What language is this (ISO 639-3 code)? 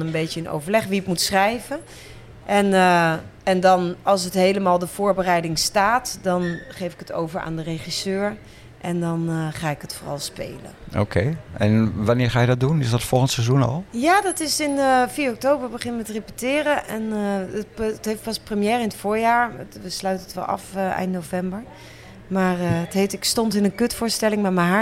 nld